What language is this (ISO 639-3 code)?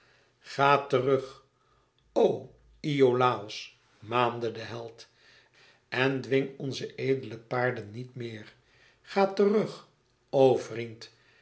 nld